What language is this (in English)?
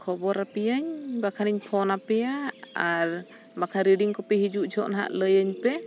Santali